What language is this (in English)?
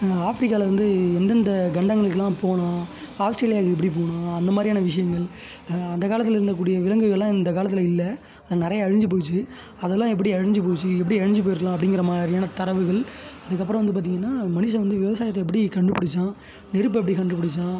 Tamil